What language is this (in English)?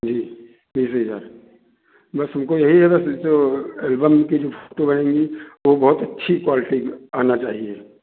Hindi